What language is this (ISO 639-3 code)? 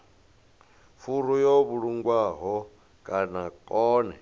ven